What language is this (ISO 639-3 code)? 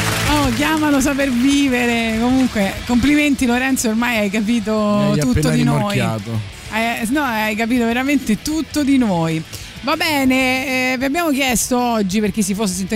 ita